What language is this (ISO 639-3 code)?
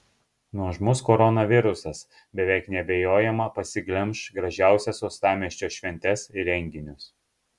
lit